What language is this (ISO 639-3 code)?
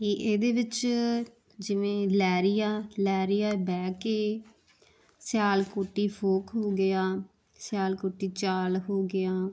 pan